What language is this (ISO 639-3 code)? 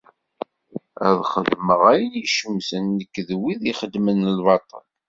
kab